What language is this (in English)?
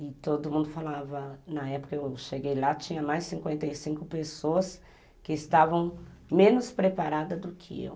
Portuguese